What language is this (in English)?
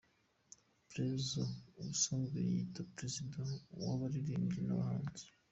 Kinyarwanda